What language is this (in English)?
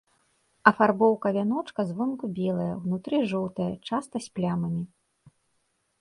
Belarusian